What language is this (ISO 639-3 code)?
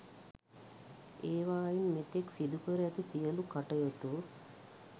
sin